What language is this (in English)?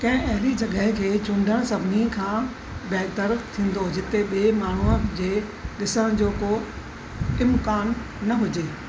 Sindhi